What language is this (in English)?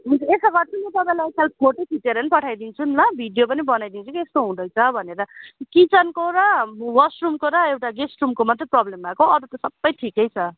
Nepali